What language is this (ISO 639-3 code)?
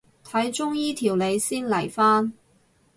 yue